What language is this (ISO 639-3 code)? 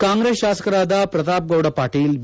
kan